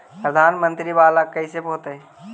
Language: Magahi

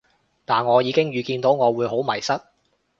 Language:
Cantonese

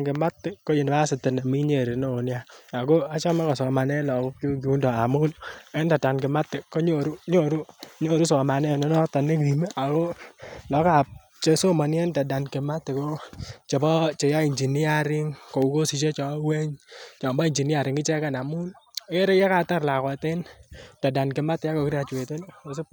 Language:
Kalenjin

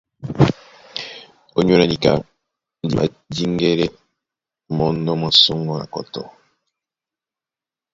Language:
Duala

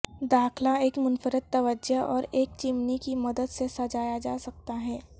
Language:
Urdu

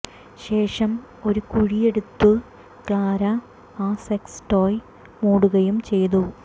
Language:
Malayalam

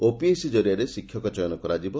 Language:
Odia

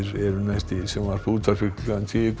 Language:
Icelandic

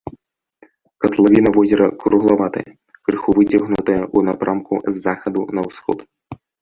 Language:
Belarusian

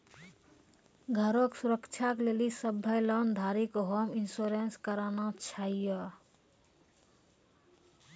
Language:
Maithili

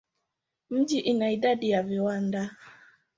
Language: Swahili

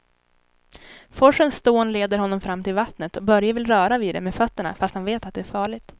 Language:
Swedish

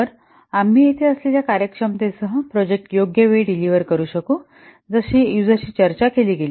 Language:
Marathi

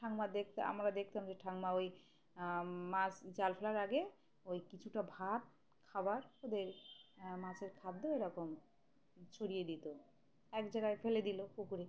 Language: Bangla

